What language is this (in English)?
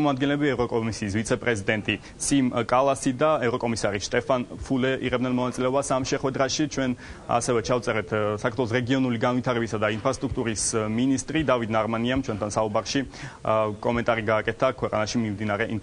Romanian